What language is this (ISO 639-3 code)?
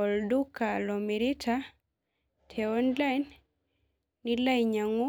mas